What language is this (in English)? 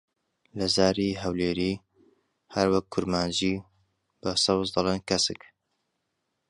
Central Kurdish